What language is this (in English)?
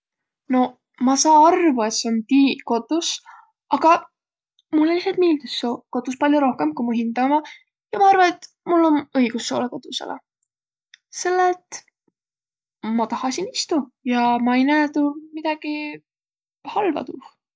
Võro